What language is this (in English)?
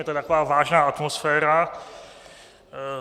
Czech